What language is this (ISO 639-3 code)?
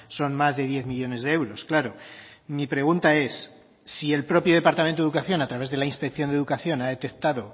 spa